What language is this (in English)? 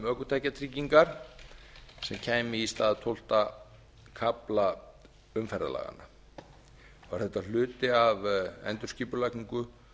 Icelandic